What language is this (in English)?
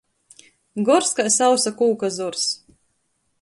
Latgalian